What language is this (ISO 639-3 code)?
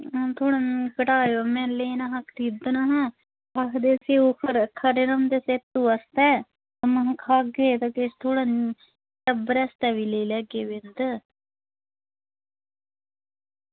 doi